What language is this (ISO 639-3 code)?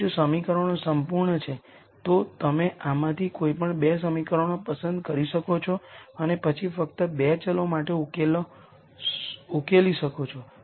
guj